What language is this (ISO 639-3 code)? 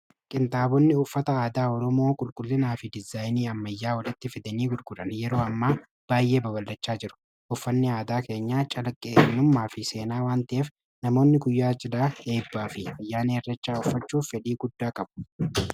orm